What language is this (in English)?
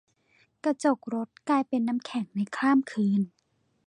Thai